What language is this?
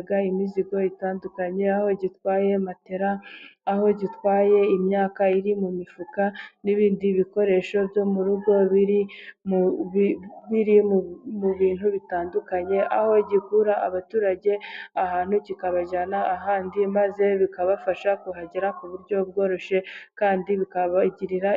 Kinyarwanda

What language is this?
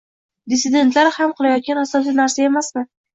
Uzbek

